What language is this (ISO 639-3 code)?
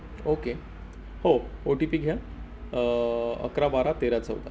mar